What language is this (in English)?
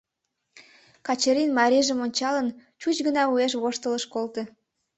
Mari